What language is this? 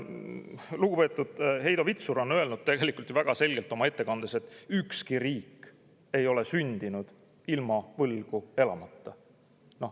Estonian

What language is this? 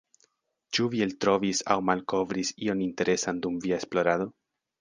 Esperanto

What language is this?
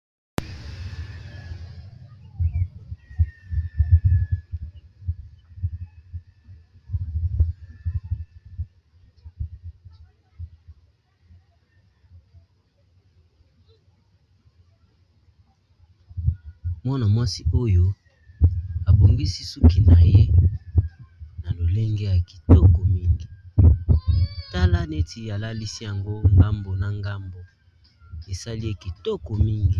Lingala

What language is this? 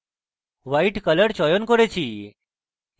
Bangla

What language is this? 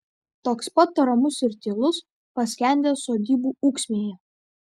Lithuanian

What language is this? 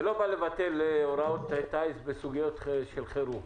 Hebrew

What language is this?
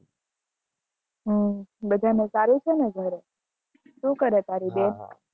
Gujarati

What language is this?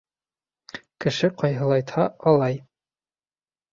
Bashkir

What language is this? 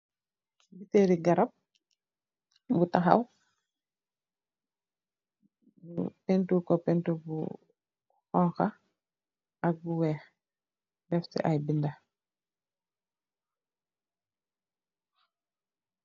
Wolof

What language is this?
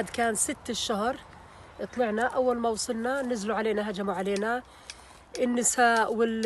Arabic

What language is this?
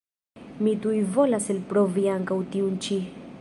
Esperanto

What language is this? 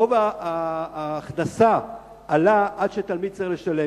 Hebrew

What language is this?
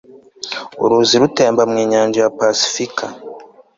Kinyarwanda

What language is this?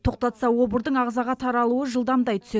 Kazakh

